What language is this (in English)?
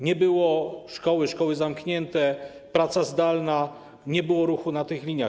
Polish